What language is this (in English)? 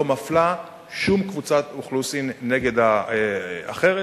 Hebrew